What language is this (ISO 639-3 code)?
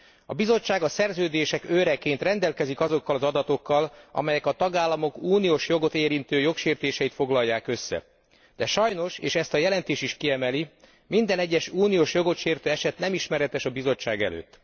hun